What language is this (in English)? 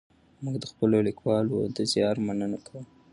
Pashto